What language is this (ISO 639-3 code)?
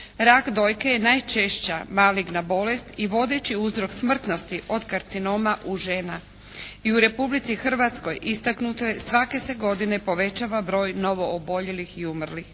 hrv